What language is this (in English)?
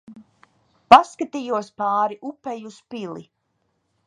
Latvian